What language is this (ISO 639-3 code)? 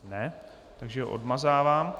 ces